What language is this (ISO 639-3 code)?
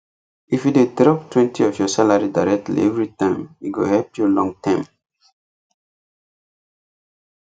pcm